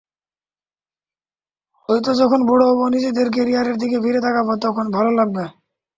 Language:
Bangla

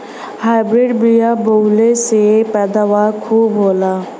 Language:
Bhojpuri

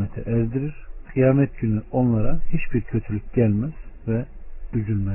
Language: Turkish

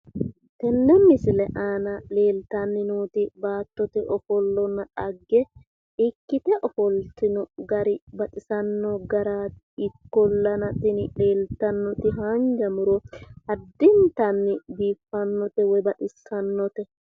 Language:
Sidamo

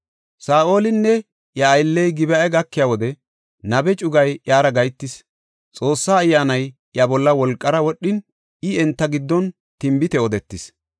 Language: Gofa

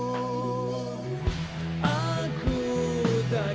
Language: Indonesian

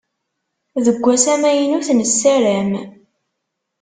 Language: Kabyle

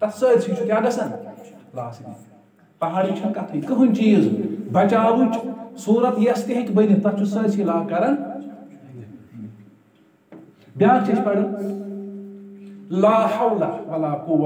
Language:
Turkish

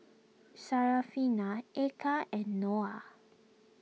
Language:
English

